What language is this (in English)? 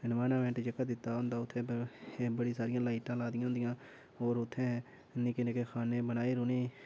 Dogri